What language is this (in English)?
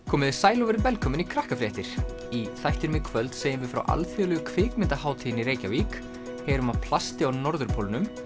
Icelandic